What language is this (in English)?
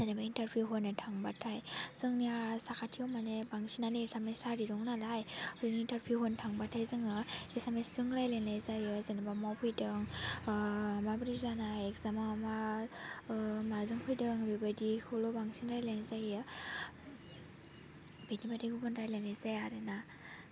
Bodo